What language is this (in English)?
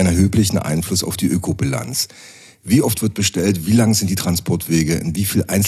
German